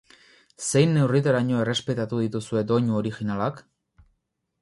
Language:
Basque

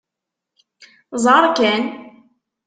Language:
Kabyle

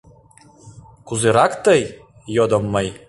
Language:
Mari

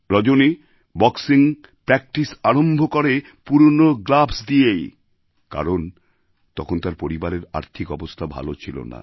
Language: Bangla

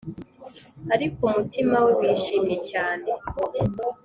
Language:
Kinyarwanda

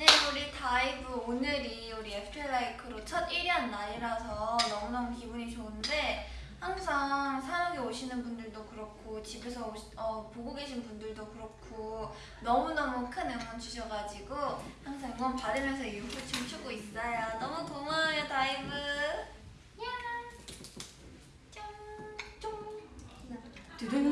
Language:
Korean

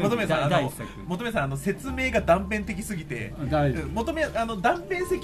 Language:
Japanese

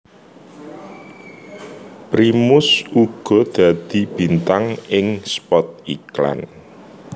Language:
Javanese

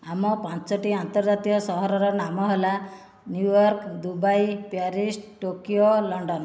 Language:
Odia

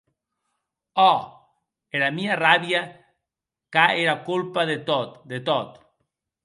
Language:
Occitan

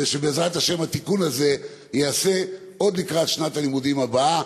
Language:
Hebrew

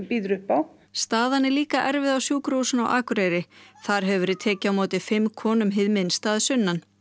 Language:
Icelandic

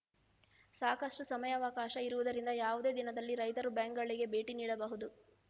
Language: Kannada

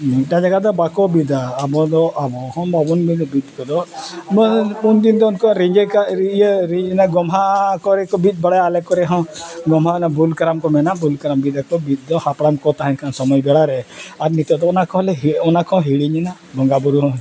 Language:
Santali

